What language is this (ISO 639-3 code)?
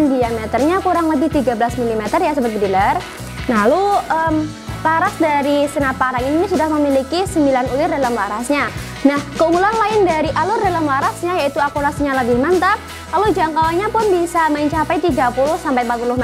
ind